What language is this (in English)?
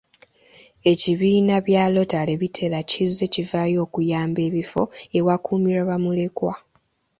Ganda